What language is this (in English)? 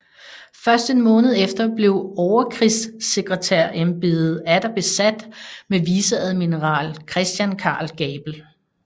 Danish